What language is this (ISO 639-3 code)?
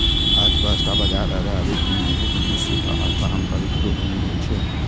mai